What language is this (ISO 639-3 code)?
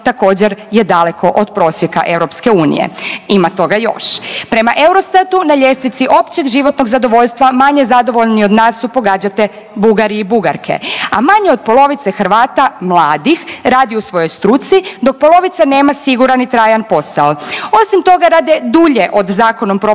hrv